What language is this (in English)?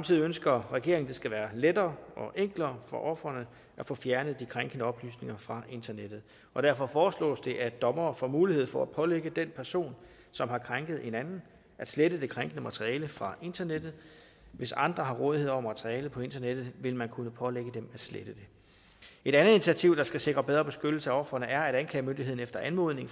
Danish